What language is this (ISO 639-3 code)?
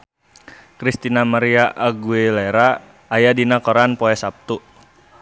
sun